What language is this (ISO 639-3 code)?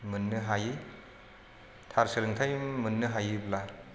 brx